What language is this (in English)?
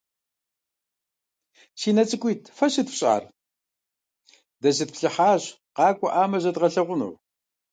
Kabardian